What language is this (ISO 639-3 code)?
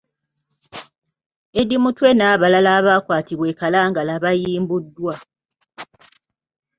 lug